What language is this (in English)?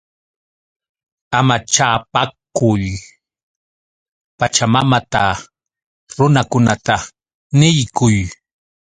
Yauyos Quechua